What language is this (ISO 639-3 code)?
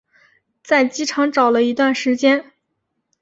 zho